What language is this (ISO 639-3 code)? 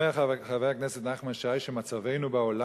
heb